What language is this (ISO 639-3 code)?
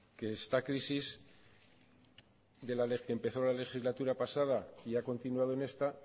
spa